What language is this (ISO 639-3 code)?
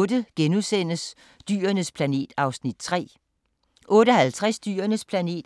dan